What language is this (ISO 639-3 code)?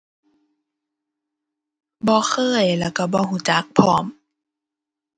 tha